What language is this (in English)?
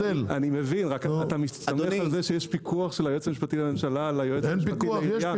Hebrew